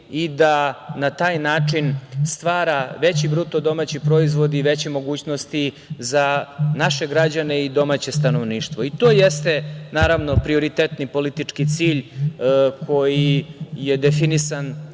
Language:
Serbian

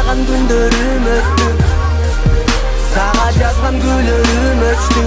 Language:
Turkish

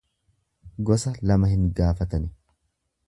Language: Oromo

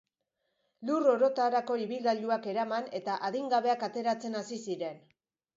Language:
Basque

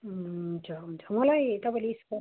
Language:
Nepali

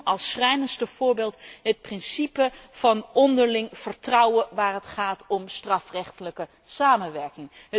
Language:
Dutch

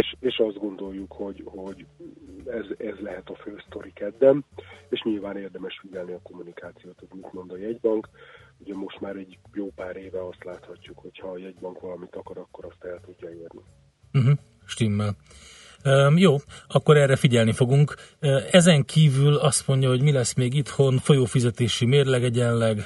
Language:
Hungarian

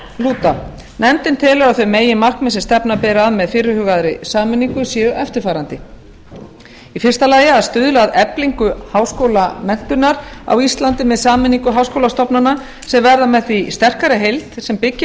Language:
Icelandic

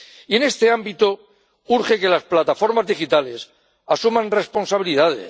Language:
Spanish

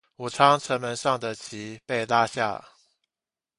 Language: Chinese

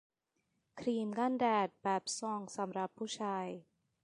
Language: Thai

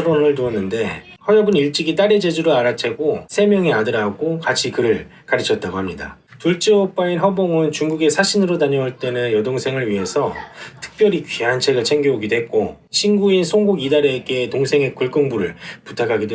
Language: Korean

